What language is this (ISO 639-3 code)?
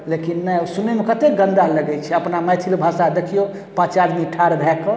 mai